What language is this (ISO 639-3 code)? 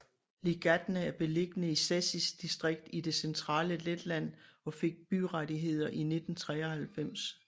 dan